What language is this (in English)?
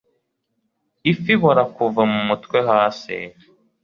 Kinyarwanda